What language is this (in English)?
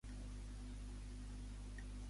Catalan